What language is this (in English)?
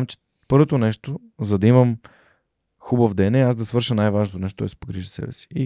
Bulgarian